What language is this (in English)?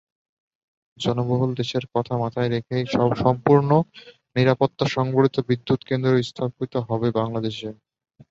Bangla